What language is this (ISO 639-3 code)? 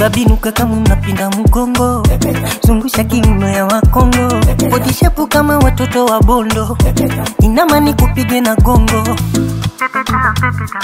ind